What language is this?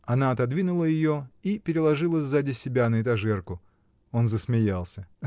Russian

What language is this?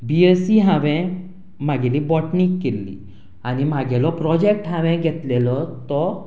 Konkani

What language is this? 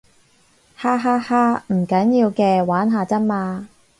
Cantonese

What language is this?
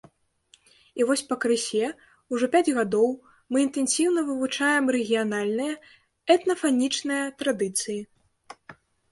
Belarusian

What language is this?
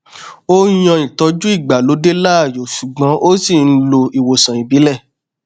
Yoruba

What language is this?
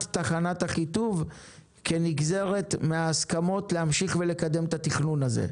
Hebrew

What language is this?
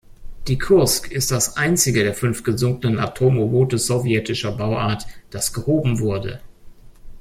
German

